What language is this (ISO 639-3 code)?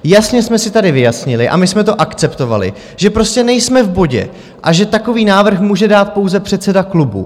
ces